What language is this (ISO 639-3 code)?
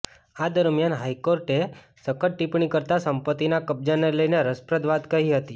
guj